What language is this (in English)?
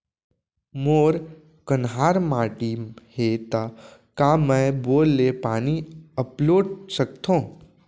Chhattisgarhi